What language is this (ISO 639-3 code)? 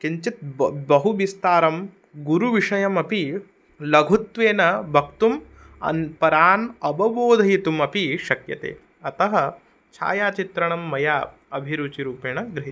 san